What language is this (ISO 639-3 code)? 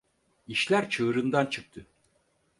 tur